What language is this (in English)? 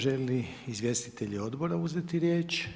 Croatian